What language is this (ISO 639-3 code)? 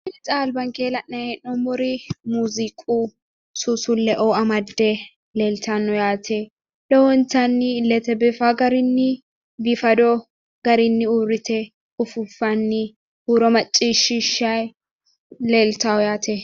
sid